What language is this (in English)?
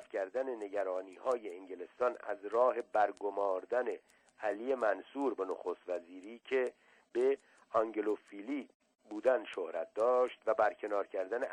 Persian